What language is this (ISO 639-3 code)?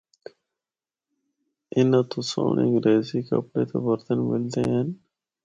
hno